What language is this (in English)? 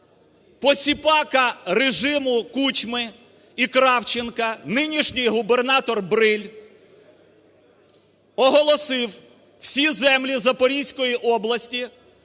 Ukrainian